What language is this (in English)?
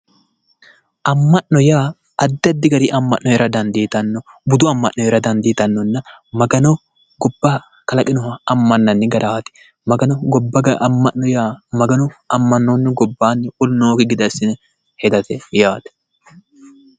Sidamo